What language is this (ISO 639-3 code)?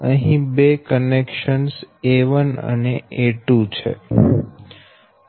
guj